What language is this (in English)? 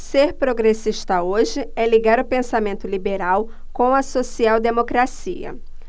Portuguese